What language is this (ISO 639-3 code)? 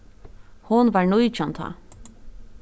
fao